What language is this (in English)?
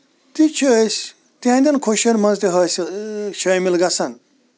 Kashmiri